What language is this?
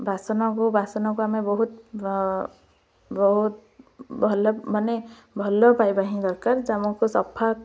Odia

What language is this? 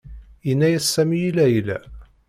Kabyle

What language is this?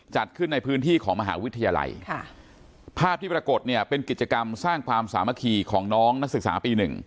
Thai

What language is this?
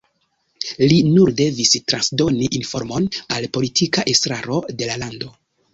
Esperanto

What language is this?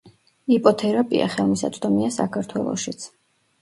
Georgian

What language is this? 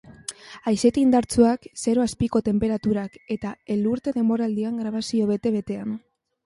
Basque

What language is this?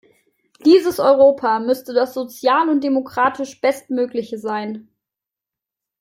German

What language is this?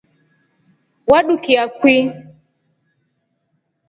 Rombo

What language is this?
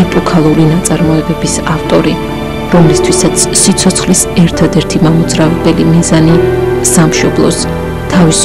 Romanian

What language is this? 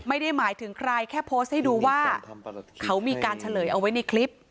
Thai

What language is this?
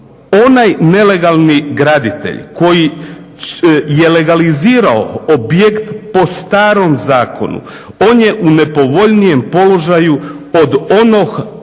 Croatian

